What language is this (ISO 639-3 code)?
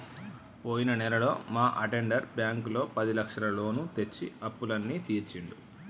tel